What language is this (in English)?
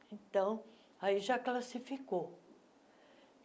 Portuguese